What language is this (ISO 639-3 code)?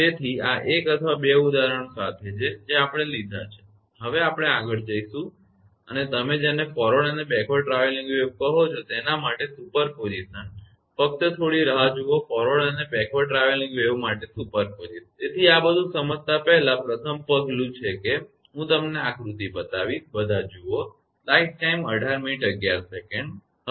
guj